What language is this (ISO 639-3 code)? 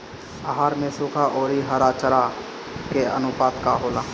bho